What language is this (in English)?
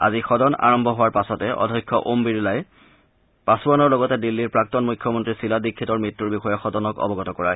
Assamese